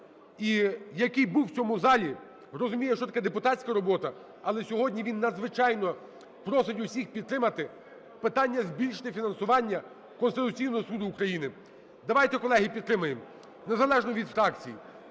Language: Ukrainian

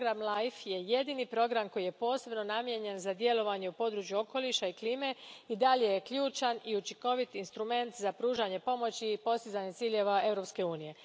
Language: Croatian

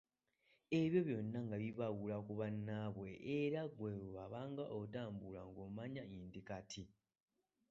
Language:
Ganda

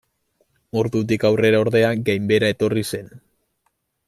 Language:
Basque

